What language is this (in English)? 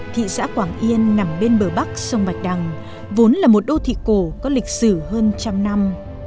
Vietnamese